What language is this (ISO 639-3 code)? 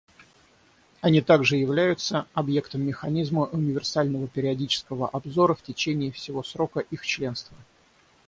rus